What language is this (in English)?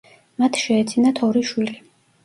Georgian